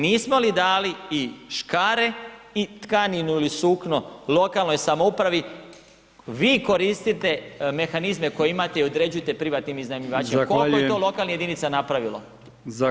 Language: Croatian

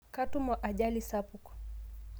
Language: Masai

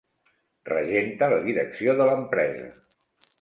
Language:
Catalan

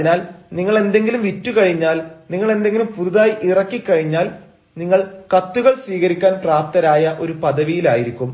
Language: Malayalam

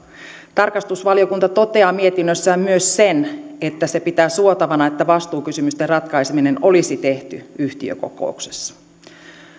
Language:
Finnish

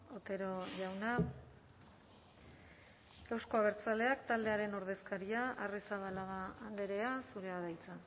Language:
Basque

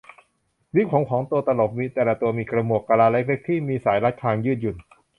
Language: Thai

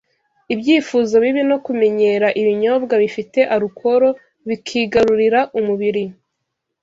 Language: Kinyarwanda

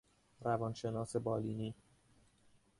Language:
Persian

